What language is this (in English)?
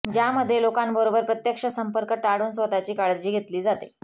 Marathi